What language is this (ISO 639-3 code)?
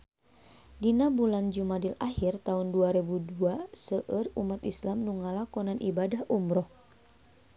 sun